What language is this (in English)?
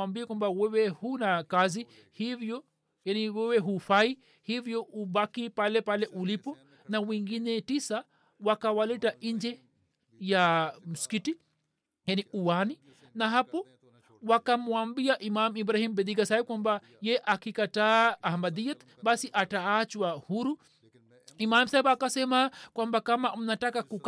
Swahili